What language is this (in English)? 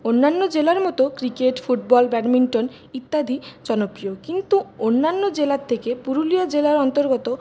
Bangla